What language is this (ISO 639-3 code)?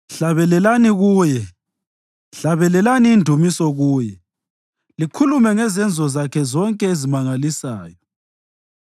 nde